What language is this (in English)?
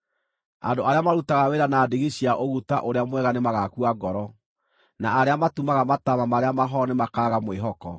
Kikuyu